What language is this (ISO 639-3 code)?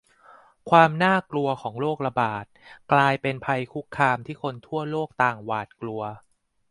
tha